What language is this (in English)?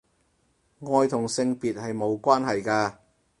Cantonese